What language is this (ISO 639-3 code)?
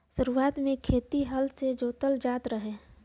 bho